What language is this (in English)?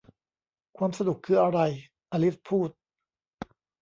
Thai